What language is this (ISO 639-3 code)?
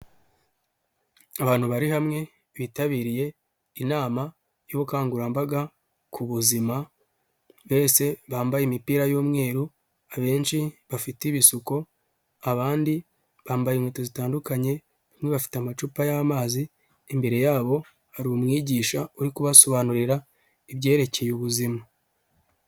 kin